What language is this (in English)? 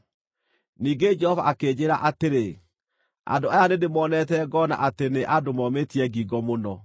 Kikuyu